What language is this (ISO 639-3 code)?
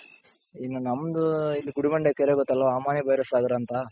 kan